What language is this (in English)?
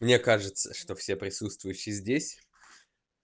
Russian